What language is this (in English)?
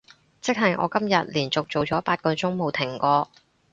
Cantonese